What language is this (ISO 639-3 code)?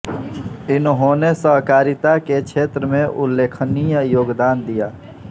hin